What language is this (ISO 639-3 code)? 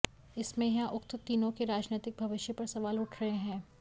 hin